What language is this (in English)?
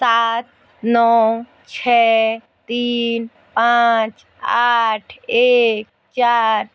Hindi